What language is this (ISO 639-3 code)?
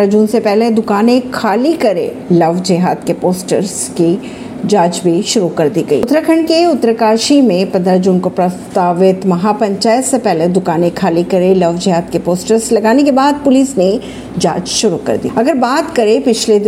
hin